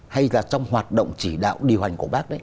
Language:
Vietnamese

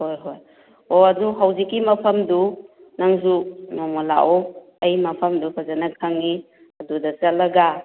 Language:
Manipuri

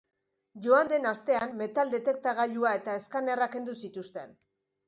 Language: Basque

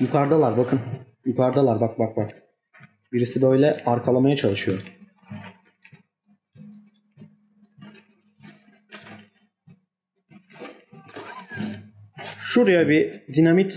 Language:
Turkish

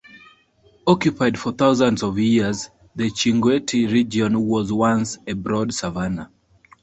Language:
English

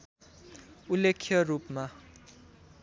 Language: Nepali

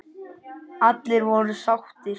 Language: Icelandic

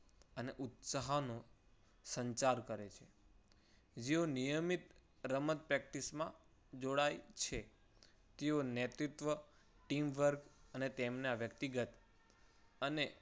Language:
Gujarati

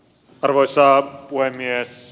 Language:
Finnish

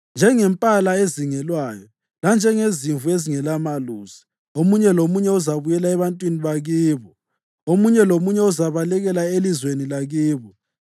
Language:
North Ndebele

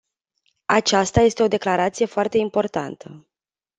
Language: Romanian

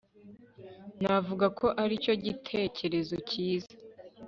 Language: Kinyarwanda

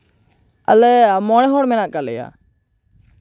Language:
Santali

